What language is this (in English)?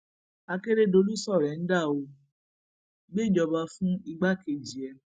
Yoruba